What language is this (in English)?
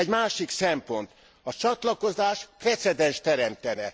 Hungarian